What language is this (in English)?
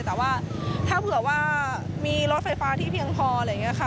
Thai